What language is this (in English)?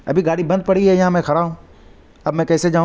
Urdu